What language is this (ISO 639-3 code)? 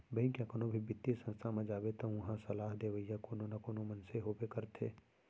hne